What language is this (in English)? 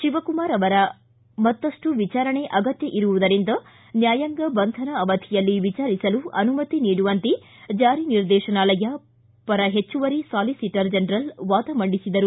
Kannada